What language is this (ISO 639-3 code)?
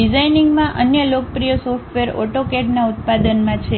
guj